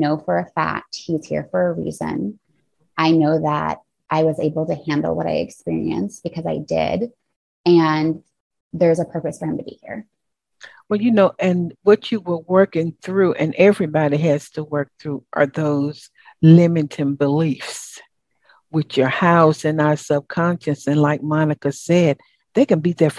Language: English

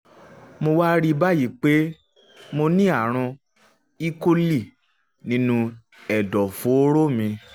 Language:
Yoruba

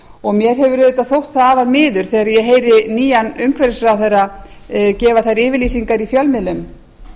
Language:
Icelandic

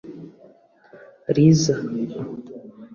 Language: Kinyarwanda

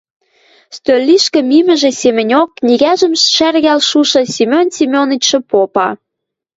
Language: Western Mari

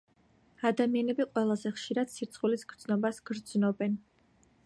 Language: Georgian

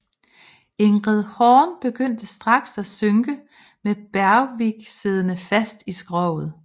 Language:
Danish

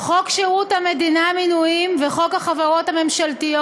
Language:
Hebrew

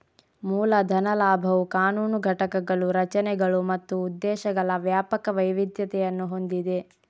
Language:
Kannada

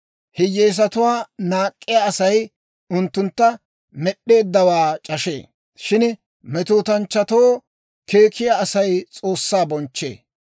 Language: Dawro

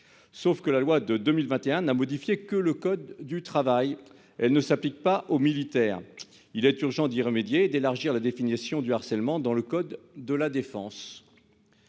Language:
French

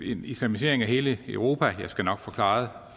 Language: Danish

